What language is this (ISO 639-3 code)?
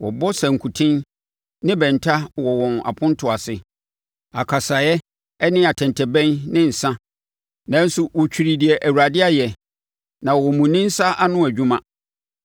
aka